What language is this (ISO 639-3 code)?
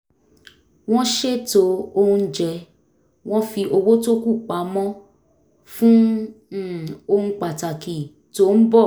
yor